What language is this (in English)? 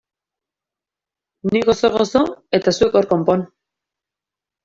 Basque